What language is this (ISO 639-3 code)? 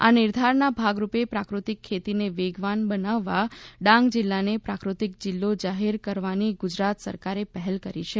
guj